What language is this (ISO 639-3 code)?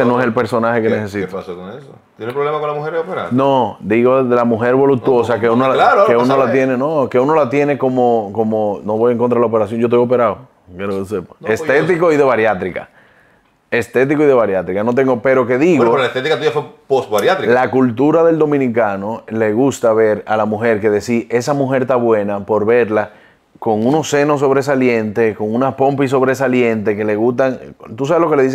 spa